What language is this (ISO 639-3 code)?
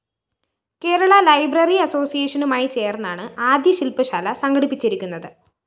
mal